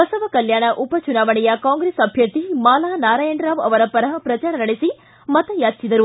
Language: Kannada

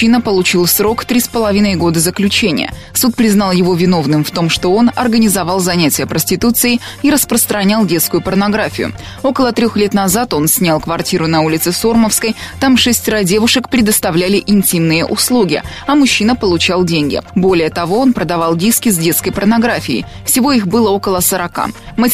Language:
Russian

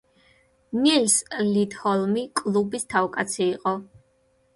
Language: Georgian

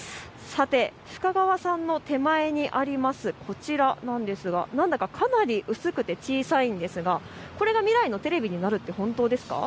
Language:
Japanese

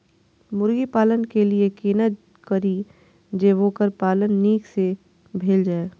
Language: Maithili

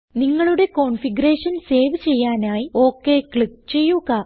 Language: Malayalam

